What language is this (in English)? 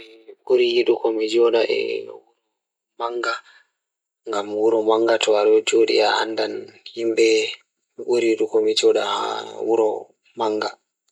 Fula